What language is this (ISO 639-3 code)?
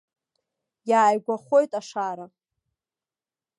abk